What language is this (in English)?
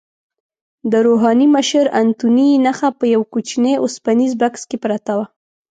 Pashto